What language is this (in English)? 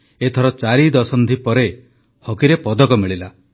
Odia